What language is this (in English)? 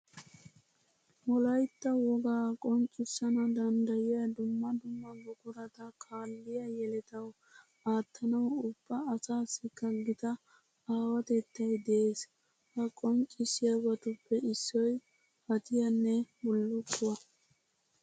Wolaytta